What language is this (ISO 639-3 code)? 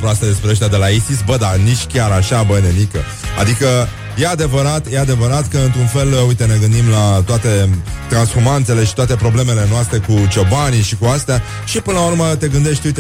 ron